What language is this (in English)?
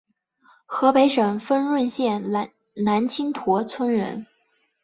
Chinese